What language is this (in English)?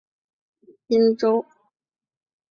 Chinese